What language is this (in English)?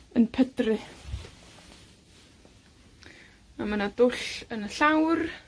Welsh